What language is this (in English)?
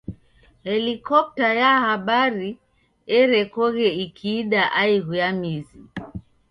Taita